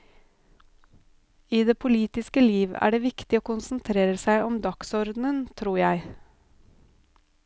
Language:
Norwegian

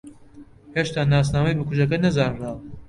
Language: Central Kurdish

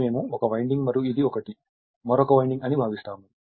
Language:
Telugu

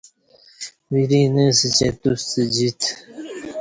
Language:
Kati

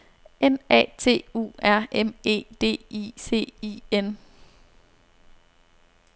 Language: Danish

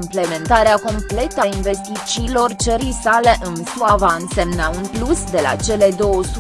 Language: Romanian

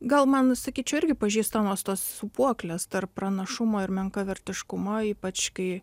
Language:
Lithuanian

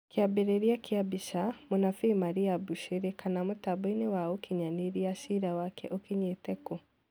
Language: Kikuyu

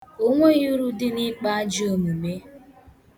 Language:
Igbo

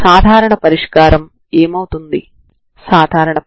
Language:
Telugu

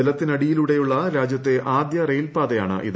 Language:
Malayalam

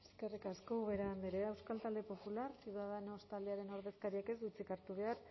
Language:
Basque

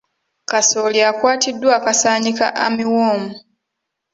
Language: Ganda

